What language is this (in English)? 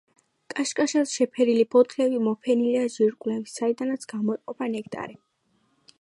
Georgian